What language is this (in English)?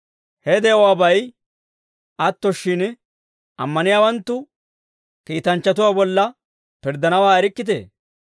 Dawro